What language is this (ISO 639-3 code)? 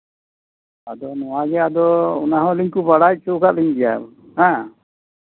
sat